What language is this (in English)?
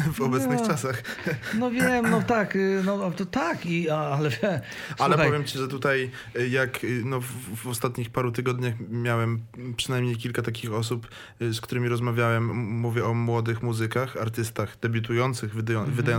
Polish